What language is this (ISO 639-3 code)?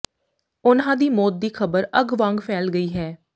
pan